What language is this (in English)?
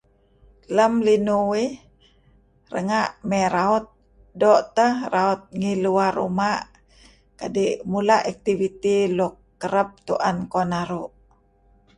Kelabit